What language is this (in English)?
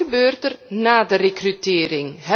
Dutch